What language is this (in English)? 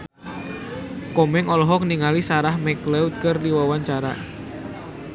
Sundanese